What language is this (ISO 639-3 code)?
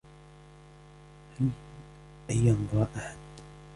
ara